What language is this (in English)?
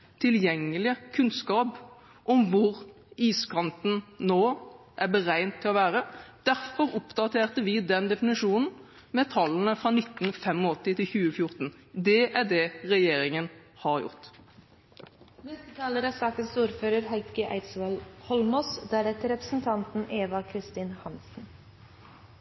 Norwegian Bokmål